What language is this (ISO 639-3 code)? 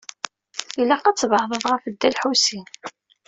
kab